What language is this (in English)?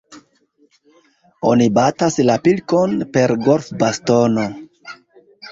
Esperanto